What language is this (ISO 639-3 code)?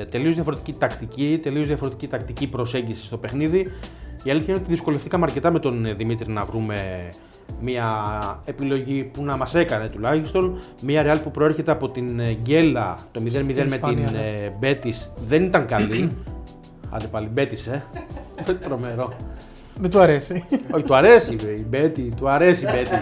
ell